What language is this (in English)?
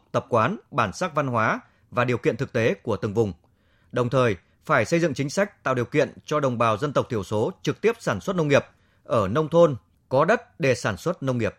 Vietnamese